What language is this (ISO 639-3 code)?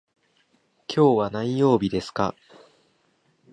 jpn